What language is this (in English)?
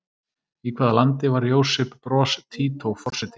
Icelandic